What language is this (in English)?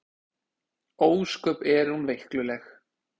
Icelandic